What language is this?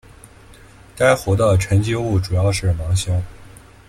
Chinese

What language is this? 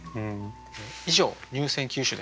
Japanese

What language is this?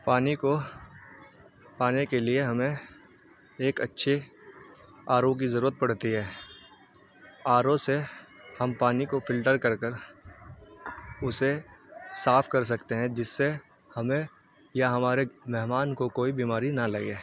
Urdu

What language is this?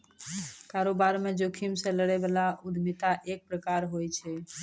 Maithili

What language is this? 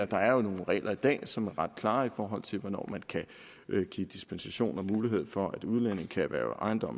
Danish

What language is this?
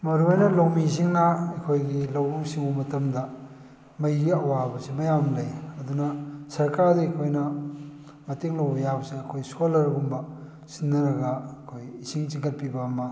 Manipuri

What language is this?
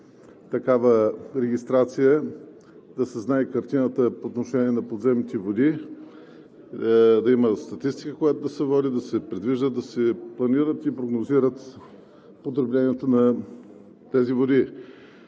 Bulgarian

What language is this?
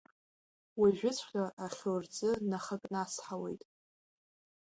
Abkhazian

